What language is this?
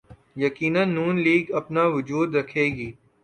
Urdu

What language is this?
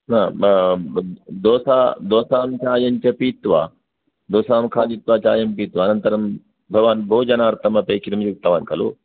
Sanskrit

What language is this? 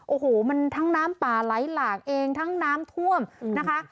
Thai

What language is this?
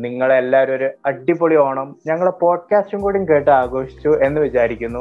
Malayalam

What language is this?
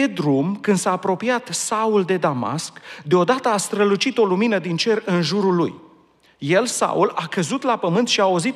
Romanian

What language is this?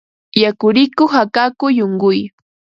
Ambo-Pasco Quechua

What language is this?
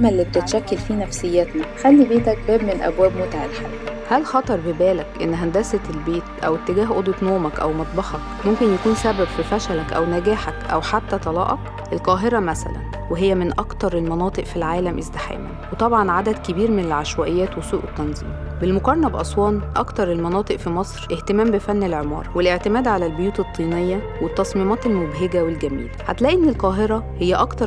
Arabic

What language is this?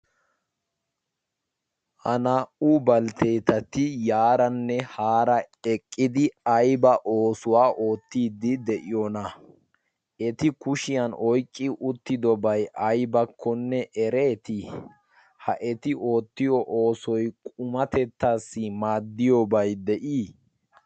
Wolaytta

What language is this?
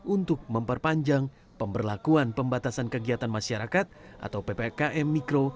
Indonesian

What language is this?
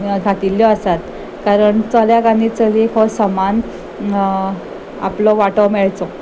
Konkani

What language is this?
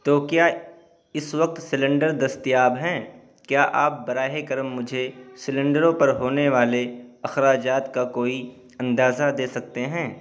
Urdu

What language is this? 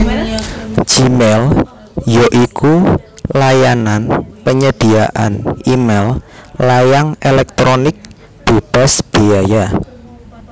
Javanese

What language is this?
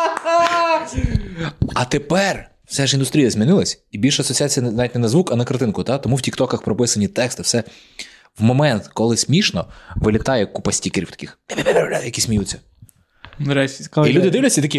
Ukrainian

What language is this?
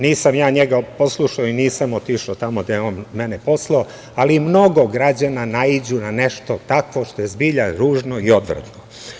Serbian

